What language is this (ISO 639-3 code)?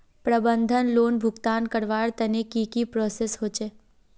mag